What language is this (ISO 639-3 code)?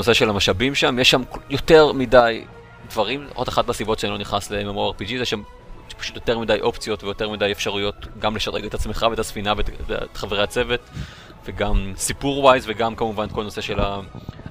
heb